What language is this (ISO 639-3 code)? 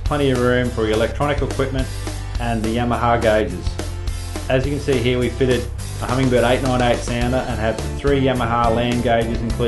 eng